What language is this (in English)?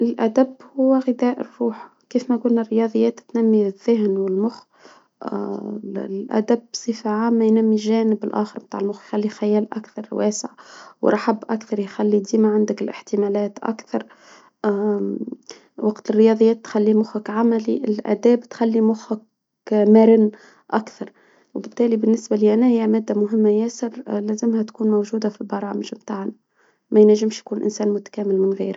Tunisian Arabic